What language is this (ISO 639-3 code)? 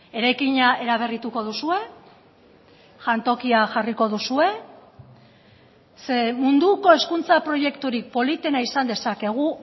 eus